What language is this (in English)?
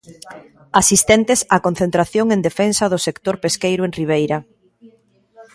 Galician